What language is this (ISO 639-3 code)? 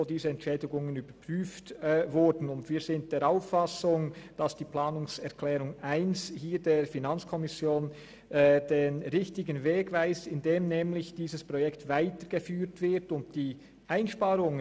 gsw